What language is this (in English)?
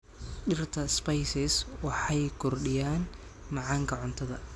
Somali